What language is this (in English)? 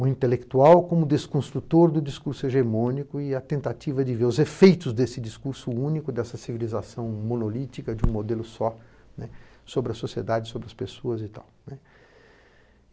Portuguese